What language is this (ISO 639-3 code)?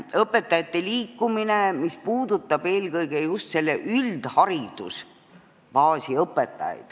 est